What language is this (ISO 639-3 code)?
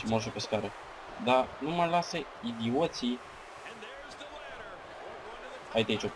ron